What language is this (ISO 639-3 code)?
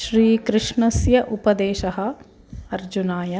san